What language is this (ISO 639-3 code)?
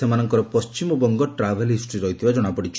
ori